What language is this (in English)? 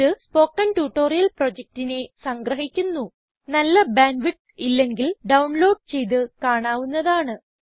Malayalam